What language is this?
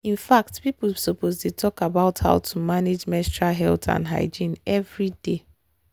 Nigerian Pidgin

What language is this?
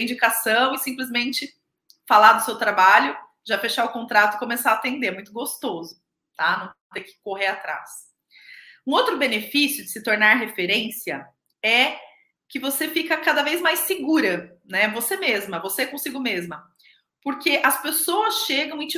Portuguese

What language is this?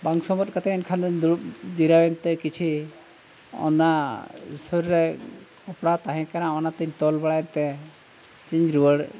Santali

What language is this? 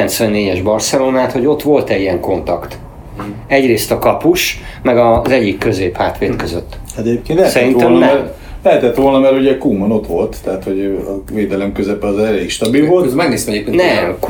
Hungarian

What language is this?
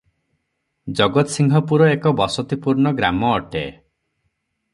Odia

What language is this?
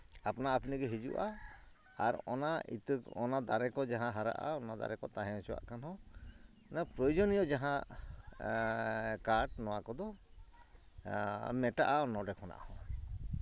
Santali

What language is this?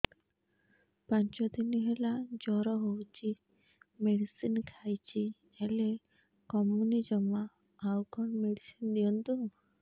Odia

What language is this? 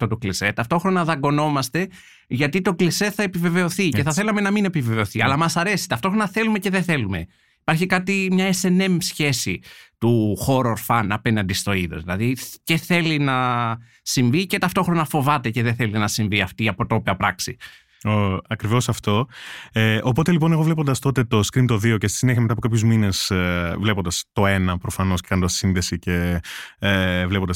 Greek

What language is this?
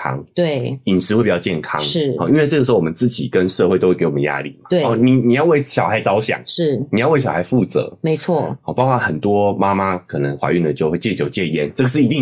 Chinese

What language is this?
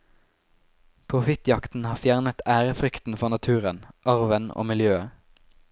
Norwegian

